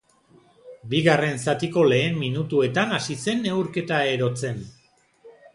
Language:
Basque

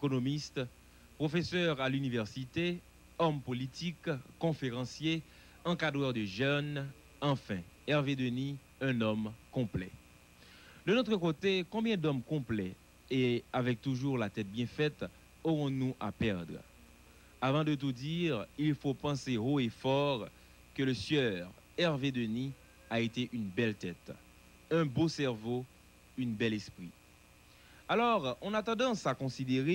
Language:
French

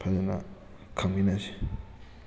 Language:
Manipuri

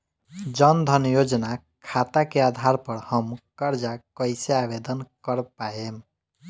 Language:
Bhojpuri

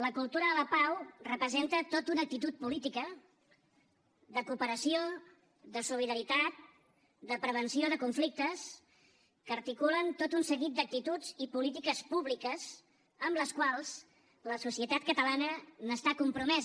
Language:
Catalan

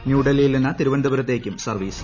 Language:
Malayalam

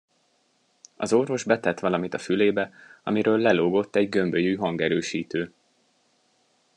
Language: Hungarian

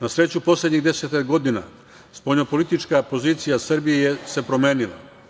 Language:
Serbian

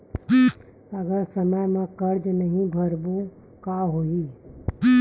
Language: Chhattisgarhi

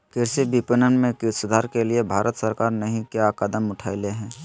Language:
Magahi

